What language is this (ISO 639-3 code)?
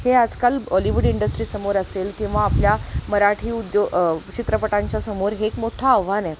mar